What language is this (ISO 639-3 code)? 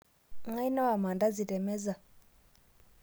mas